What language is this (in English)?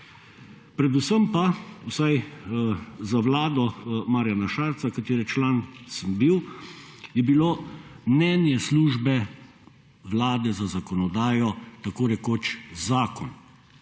Slovenian